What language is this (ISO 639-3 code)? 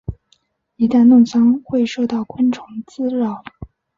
zho